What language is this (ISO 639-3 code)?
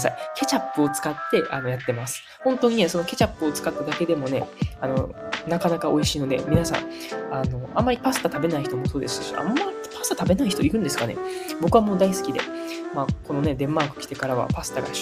jpn